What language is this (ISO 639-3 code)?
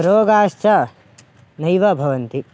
san